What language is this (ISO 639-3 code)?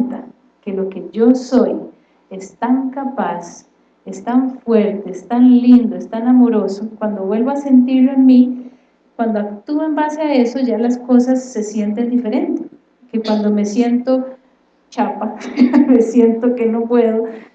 spa